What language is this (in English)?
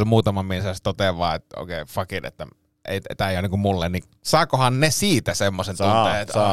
Finnish